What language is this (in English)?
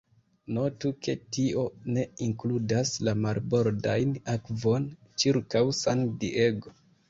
Esperanto